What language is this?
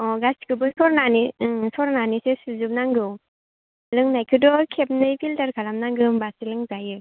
Bodo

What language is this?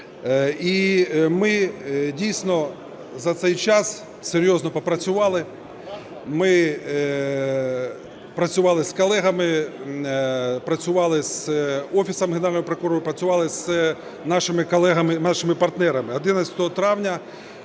Ukrainian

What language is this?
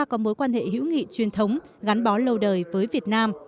Vietnamese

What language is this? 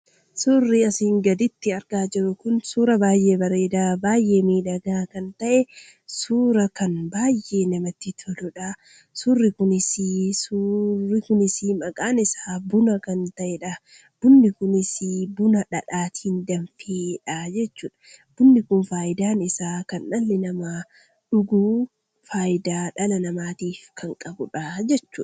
Oromo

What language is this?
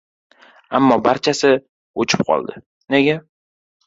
Uzbek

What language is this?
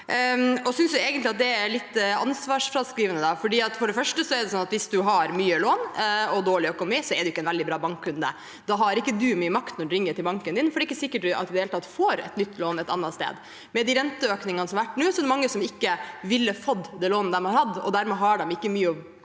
Norwegian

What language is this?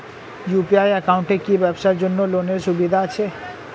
Bangla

